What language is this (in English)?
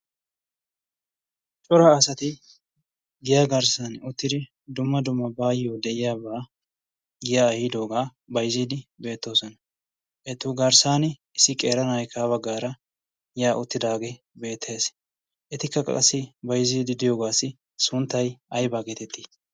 Wolaytta